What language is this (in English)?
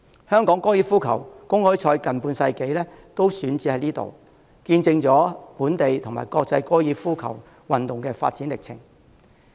Cantonese